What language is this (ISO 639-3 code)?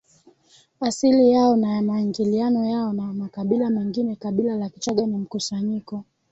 swa